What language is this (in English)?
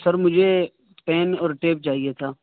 Urdu